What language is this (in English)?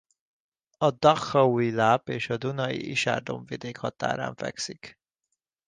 Hungarian